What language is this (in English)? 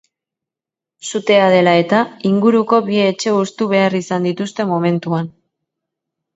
Basque